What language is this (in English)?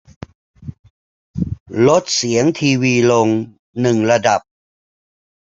Thai